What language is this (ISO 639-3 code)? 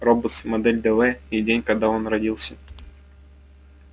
rus